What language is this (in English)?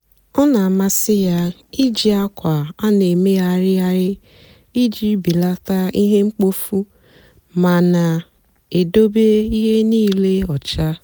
Igbo